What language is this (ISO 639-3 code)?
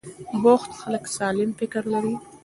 pus